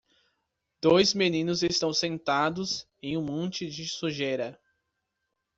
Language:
Portuguese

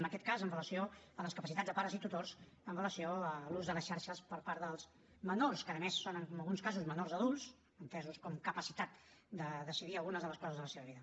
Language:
Catalan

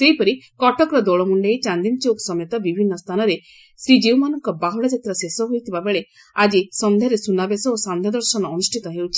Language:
Odia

